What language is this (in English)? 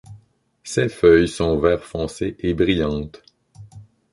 French